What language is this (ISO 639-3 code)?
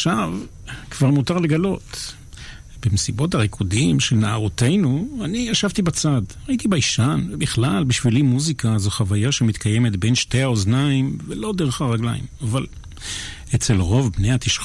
heb